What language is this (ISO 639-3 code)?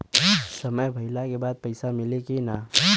bho